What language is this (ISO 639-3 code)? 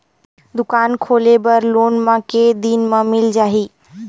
hne